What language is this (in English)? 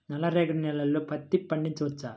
Telugu